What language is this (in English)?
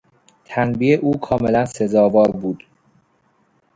Persian